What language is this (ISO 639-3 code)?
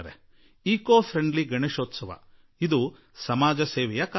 kan